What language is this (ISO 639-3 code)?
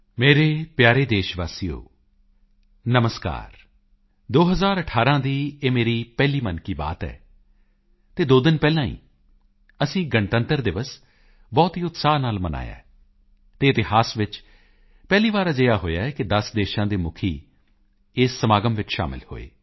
pan